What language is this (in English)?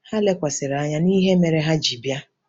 Igbo